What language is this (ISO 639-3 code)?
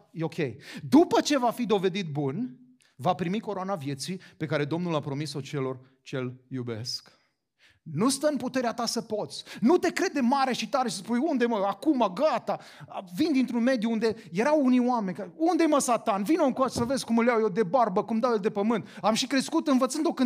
ron